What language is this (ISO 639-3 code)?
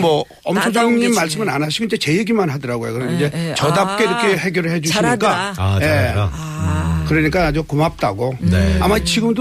kor